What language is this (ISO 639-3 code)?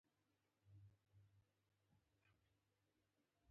pus